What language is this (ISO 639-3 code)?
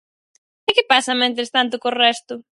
glg